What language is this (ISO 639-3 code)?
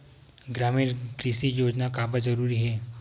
hne